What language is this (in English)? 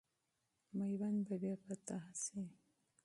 Pashto